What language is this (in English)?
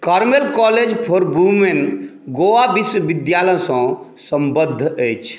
Maithili